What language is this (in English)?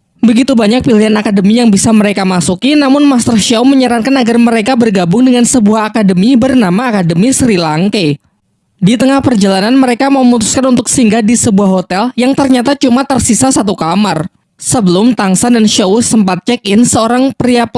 Indonesian